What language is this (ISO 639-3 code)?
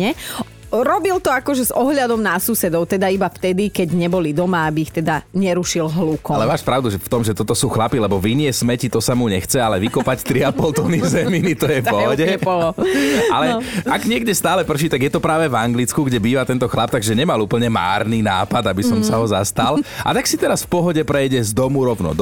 slk